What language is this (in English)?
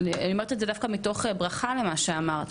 Hebrew